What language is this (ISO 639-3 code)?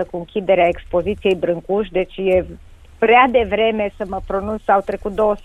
ron